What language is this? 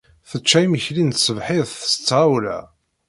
Kabyle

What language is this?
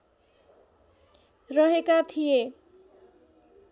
Nepali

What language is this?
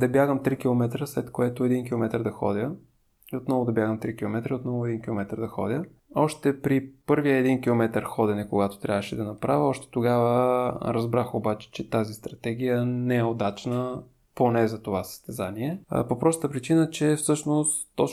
Bulgarian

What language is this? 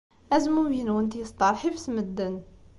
Kabyle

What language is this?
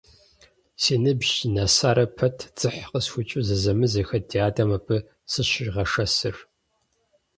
Kabardian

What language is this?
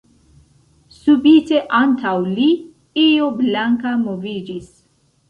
Esperanto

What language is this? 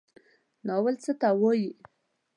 Pashto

